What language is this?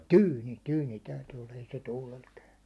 Finnish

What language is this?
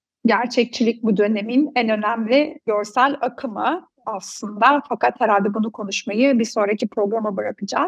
Turkish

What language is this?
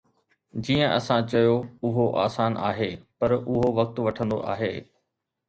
Sindhi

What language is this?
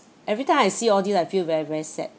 English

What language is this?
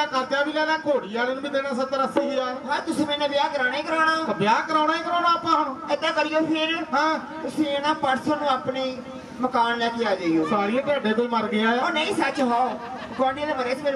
Punjabi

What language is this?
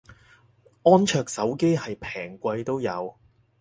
Cantonese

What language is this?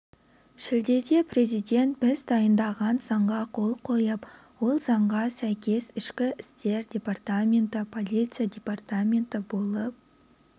Kazakh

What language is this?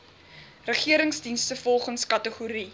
Afrikaans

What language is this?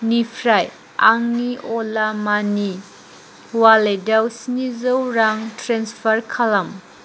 Bodo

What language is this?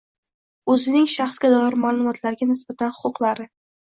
Uzbek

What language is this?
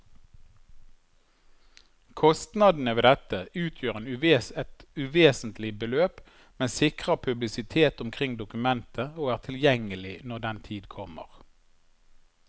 Norwegian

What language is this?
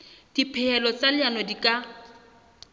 Southern Sotho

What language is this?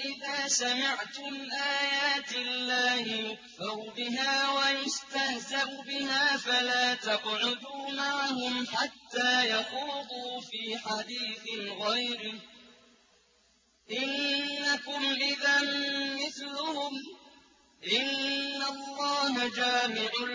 Arabic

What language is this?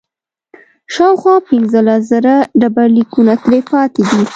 Pashto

